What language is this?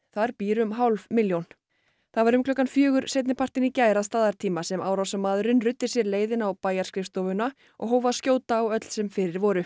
Icelandic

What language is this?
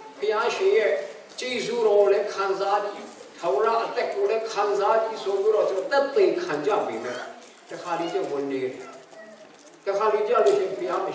Hindi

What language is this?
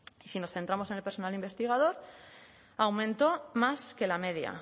Spanish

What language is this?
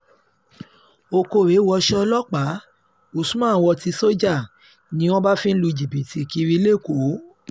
Yoruba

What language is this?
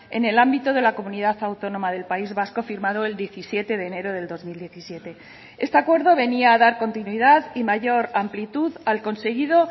Spanish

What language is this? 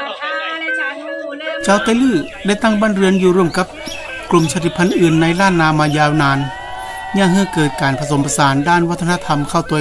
Thai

